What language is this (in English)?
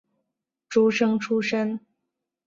Chinese